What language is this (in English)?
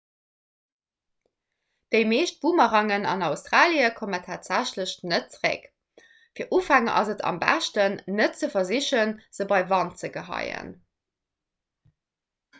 Luxembourgish